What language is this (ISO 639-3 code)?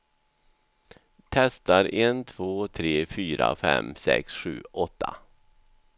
swe